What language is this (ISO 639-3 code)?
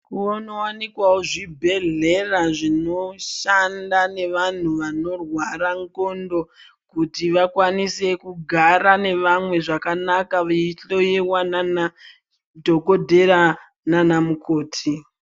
ndc